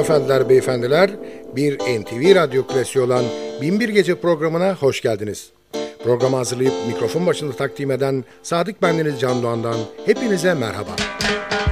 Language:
Turkish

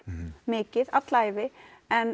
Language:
Icelandic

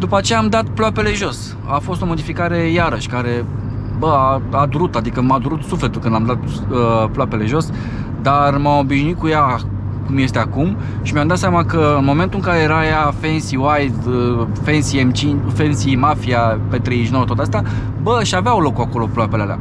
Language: Romanian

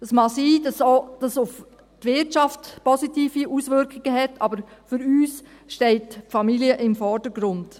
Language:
Swiss German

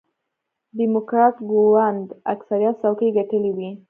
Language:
Pashto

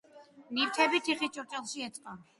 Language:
Georgian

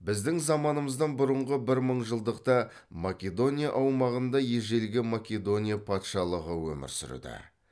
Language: Kazakh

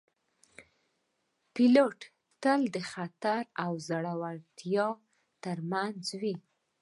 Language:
Pashto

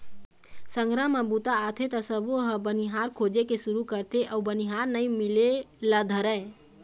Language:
Chhattisgarhi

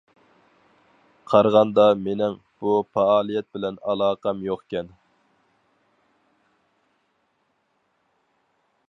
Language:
Uyghur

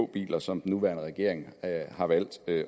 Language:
Danish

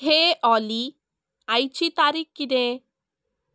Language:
Konkani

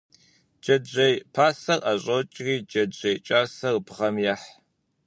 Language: Kabardian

